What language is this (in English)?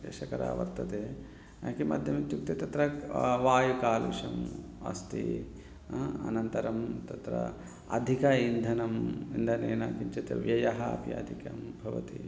Sanskrit